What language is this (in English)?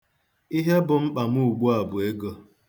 Igbo